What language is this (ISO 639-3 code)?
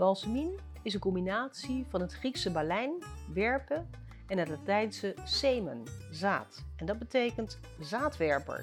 nld